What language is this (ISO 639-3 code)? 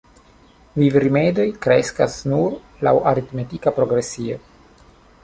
epo